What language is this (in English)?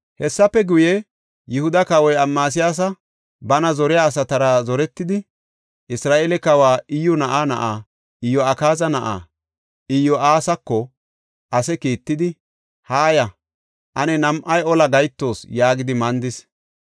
Gofa